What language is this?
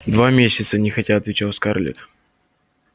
Russian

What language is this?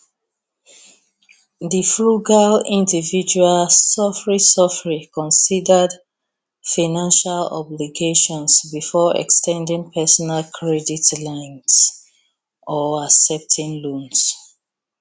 Nigerian Pidgin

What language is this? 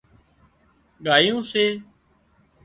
Wadiyara Koli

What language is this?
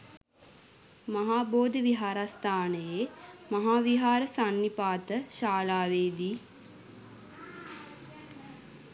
Sinhala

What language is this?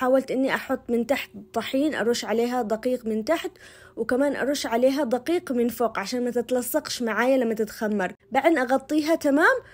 Arabic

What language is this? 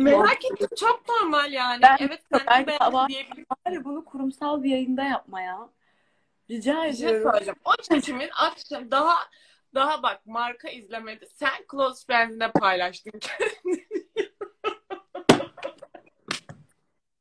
Turkish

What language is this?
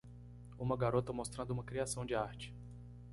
Portuguese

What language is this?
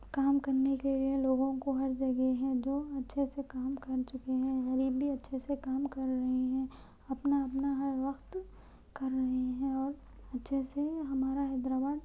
Urdu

